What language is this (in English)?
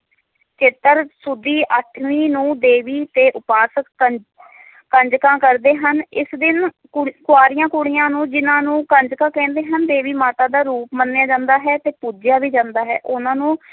Punjabi